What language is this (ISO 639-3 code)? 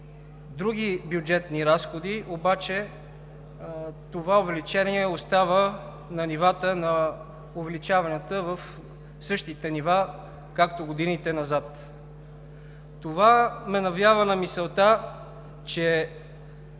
bul